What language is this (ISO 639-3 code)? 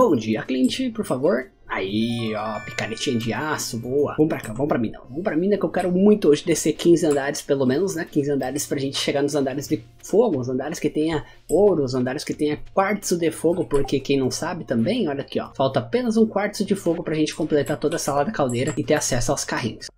por